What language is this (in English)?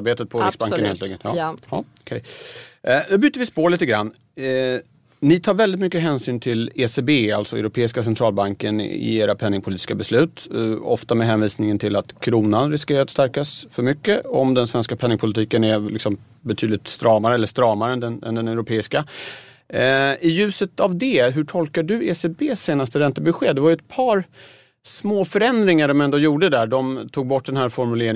Swedish